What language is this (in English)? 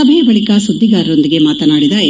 Kannada